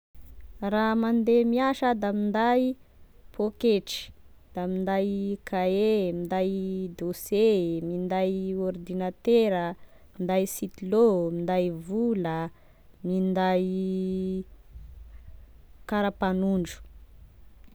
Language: Tesaka Malagasy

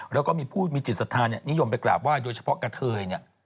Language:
Thai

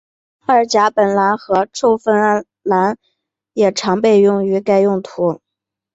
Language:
Chinese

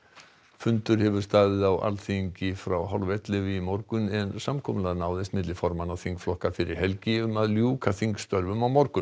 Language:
Icelandic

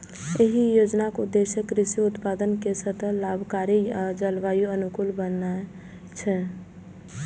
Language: Maithili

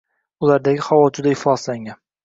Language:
Uzbek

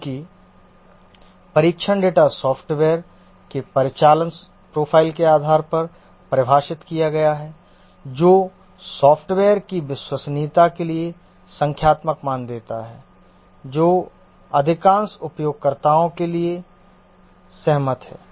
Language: Hindi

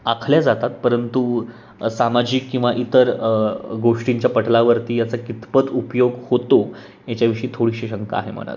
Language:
Marathi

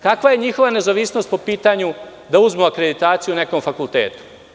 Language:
Serbian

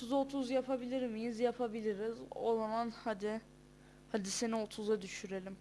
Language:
Turkish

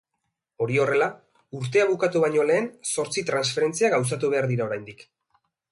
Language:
Basque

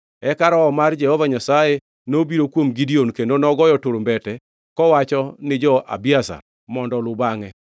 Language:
Luo (Kenya and Tanzania)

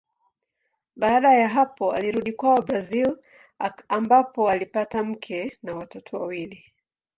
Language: Swahili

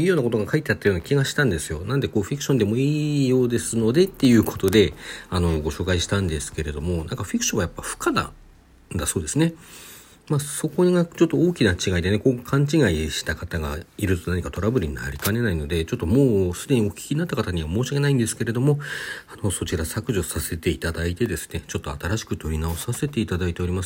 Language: Japanese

